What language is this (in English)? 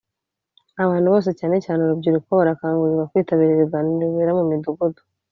Kinyarwanda